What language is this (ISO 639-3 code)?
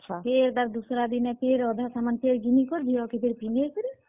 ori